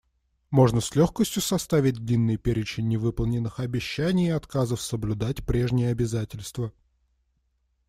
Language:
Russian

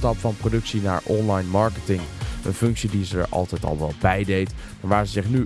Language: Dutch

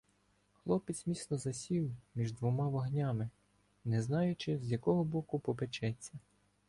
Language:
Ukrainian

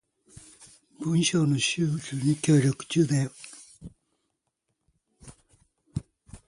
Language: Japanese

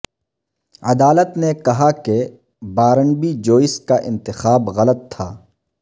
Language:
Urdu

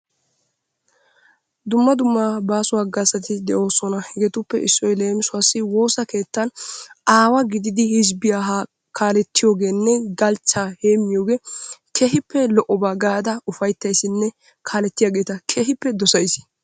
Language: Wolaytta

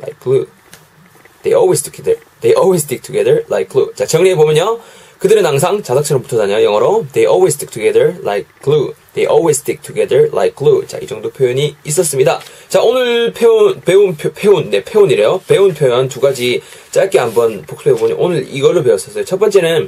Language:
Korean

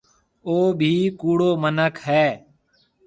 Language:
Marwari (Pakistan)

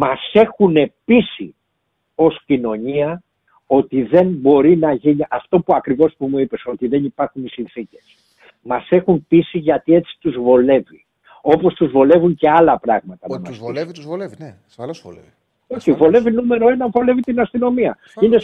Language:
Greek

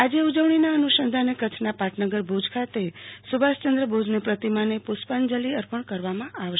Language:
Gujarati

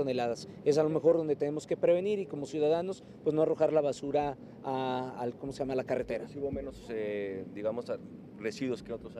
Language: Spanish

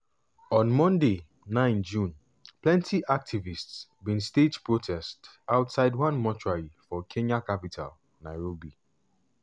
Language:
Nigerian Pidgin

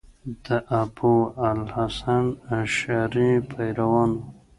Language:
Pashto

